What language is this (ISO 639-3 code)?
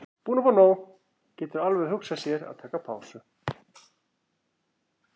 isl